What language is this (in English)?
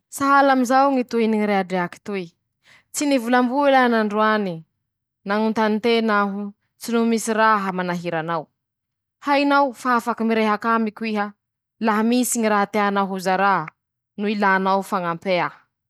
Masikoro Malagasy